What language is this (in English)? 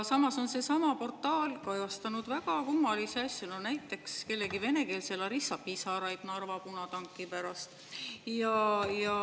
Estonian